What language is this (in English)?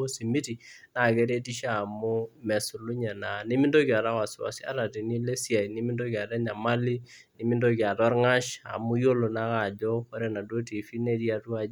Masai